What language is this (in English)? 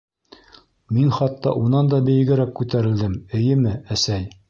Bashkir